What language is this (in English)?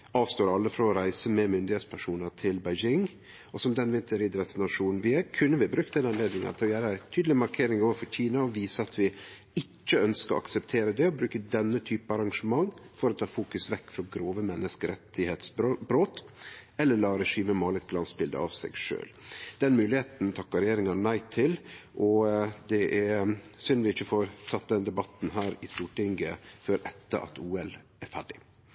Norwegian Nynorsk